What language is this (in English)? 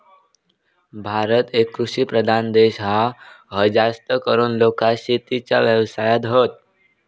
Marathi